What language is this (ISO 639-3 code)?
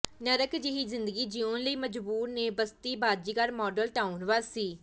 pan